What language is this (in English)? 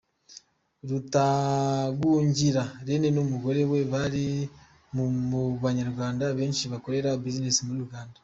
Kinyarwanda